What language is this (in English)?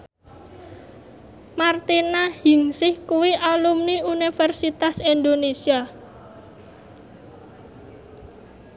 Javanese